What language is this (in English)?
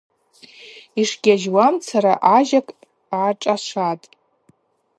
Abaza